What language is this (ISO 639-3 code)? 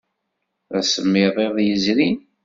kab